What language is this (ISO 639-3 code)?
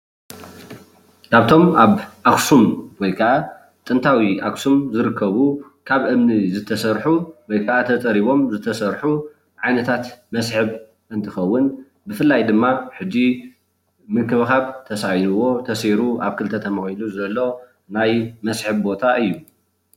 tir